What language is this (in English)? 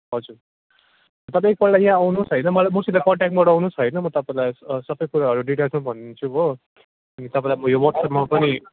Nepali